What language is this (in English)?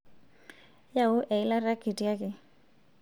Masai